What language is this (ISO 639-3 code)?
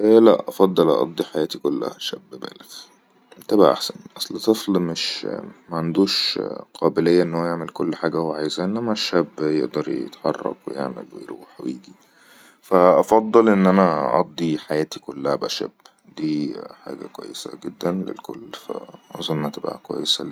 arz